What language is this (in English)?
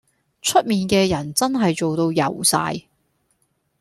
Cantonese